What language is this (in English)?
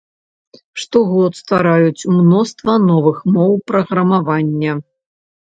Belarusian